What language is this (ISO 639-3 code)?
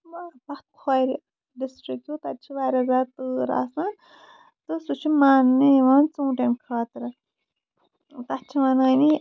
kas